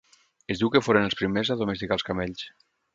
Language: Catalan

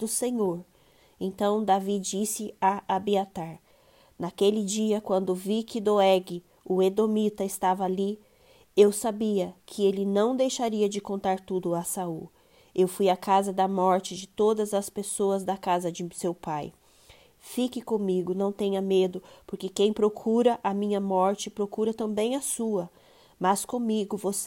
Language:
Portuguese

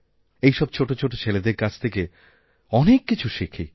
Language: Bangla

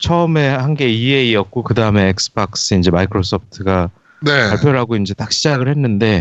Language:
Korean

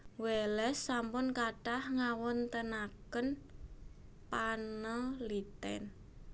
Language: Javanese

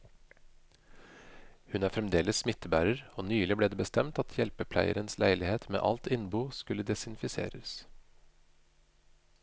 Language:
Norwegian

